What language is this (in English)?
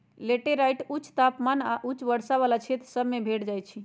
Magahi